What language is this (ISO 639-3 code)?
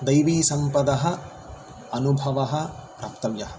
san